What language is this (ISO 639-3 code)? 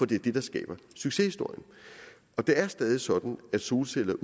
dan